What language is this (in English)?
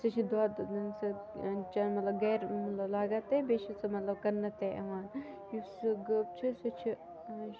Kashmiri